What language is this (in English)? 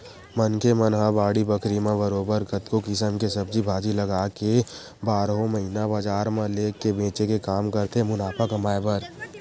Chhattisgarhi